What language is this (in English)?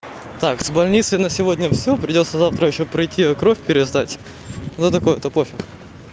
Russian